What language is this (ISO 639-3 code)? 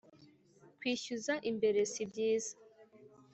kin